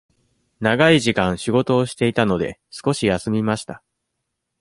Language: Japanese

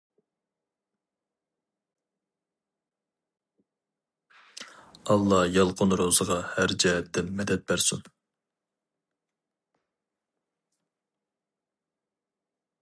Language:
Uyghur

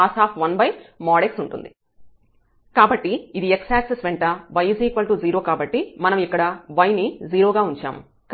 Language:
Telugu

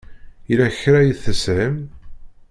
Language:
Kabyle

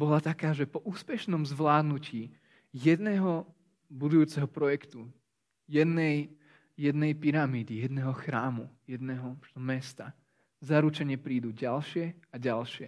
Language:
Slovak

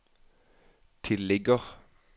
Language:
Norwegian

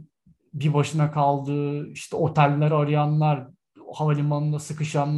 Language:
Turkish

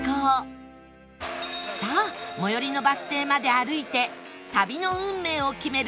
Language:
Japanese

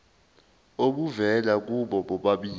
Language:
Zulu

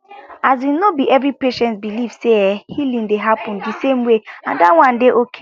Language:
Nigerian Pidgin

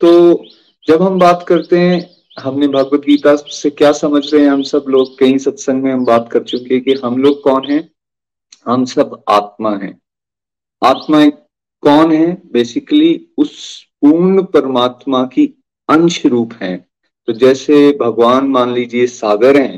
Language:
Hindi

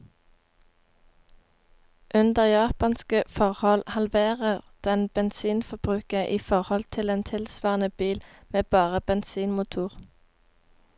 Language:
Norwegian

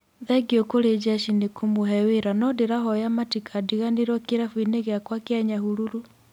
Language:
Kikuyu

